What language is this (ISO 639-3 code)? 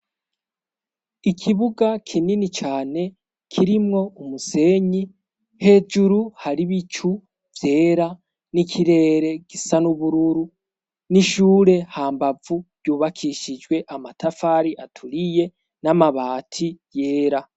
run